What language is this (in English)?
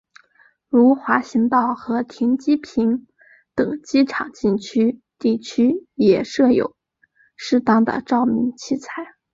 Chinese